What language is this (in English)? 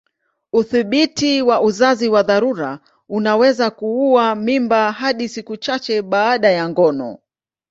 Swahili